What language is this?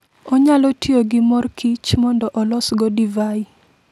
Luo (Kenya and Tanzania)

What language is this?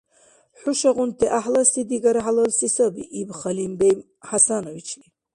Dargwa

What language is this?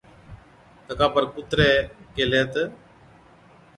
Od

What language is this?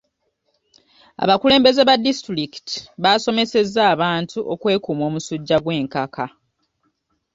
Ganda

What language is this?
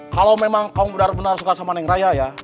Indonesian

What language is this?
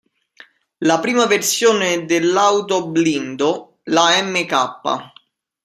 Italian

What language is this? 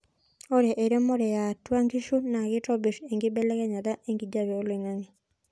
Masai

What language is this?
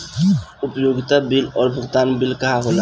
Bhojpuri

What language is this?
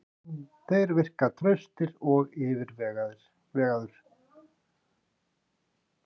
Icelandic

